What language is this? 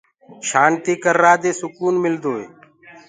Gurgula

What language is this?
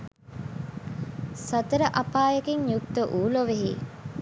Sinhala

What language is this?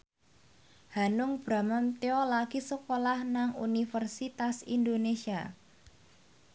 Javanese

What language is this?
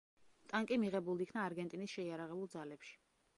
Georgian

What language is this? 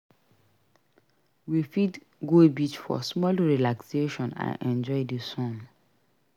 Nigerian Pidgin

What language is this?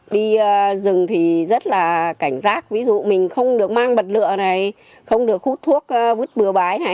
Vietnamese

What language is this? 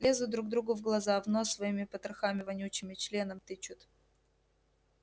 Russian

